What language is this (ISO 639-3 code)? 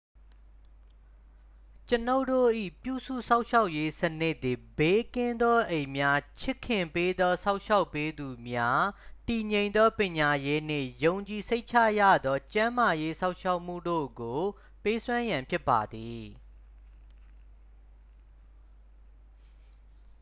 mya